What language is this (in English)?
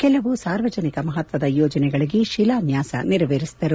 Kannada